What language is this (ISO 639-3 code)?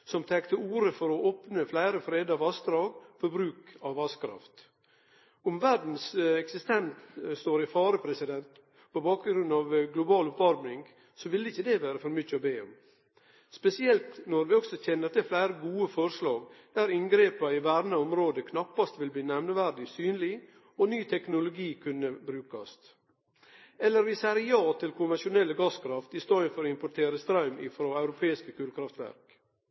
nno